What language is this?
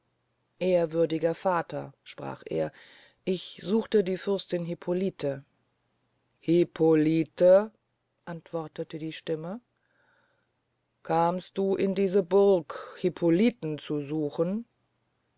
German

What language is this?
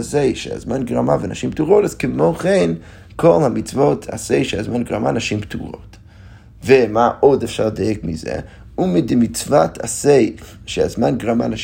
Hebrew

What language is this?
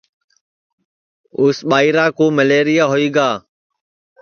Sansi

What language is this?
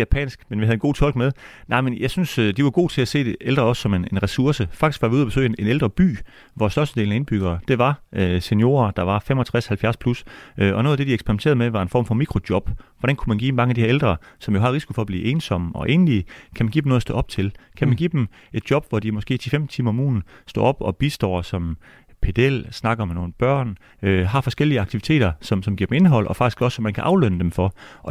Danish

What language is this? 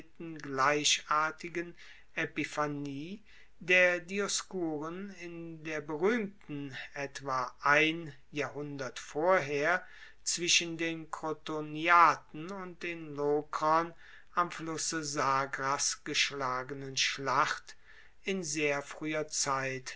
German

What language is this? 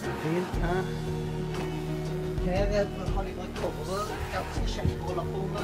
Norwegian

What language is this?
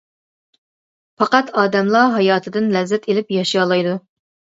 Uyghur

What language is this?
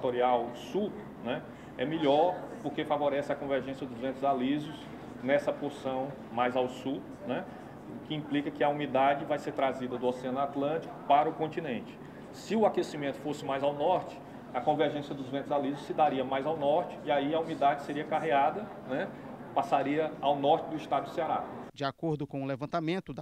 Portuguese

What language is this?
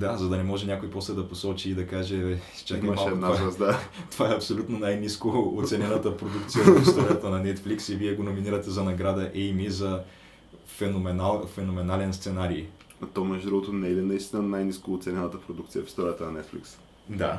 Bulgarian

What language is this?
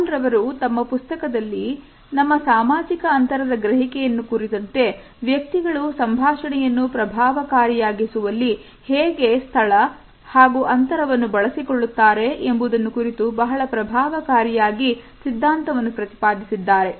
Kannada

